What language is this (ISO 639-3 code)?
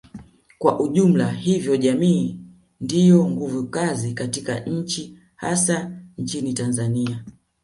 swa